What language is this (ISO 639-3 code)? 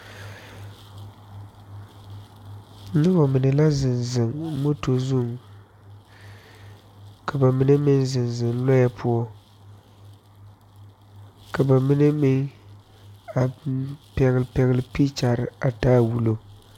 dga